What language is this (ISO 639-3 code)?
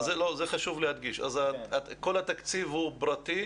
heb